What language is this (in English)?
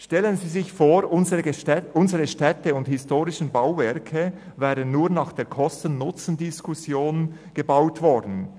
Swiss German